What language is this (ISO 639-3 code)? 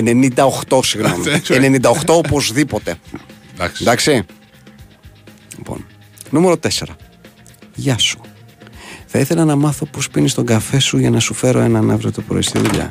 ell